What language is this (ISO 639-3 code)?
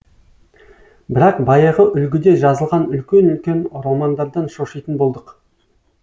kaz